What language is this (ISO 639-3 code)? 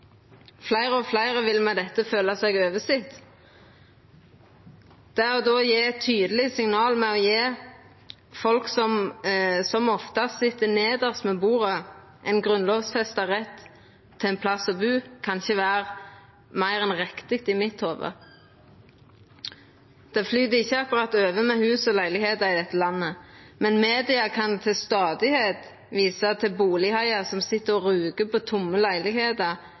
nno